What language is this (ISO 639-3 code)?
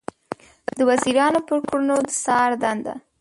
pus